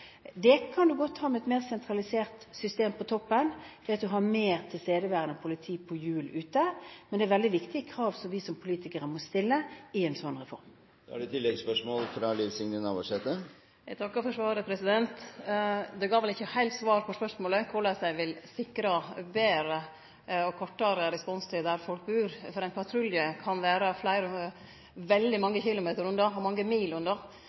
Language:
Norwegian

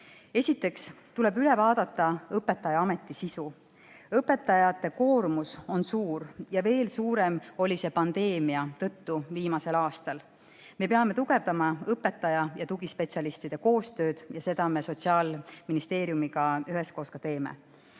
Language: Estonian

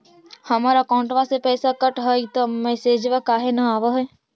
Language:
Magahi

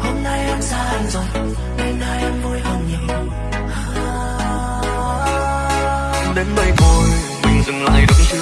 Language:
Vietnamese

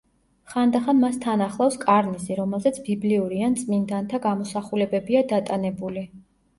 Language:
Georgian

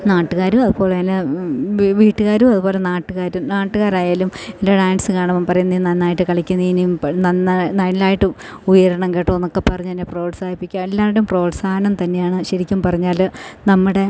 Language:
Malayalam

